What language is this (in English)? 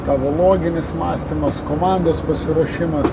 Lithuanian